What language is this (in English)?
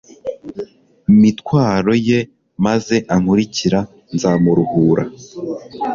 Kinyarwanda